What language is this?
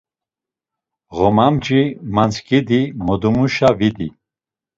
Laz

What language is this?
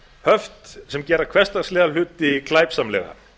Icelandic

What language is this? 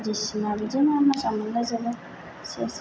Bodo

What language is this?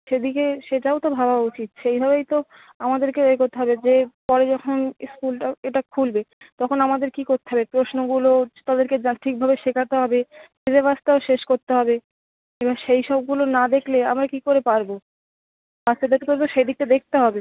Bangla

